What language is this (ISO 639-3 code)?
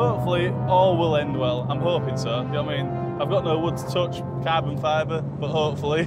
eng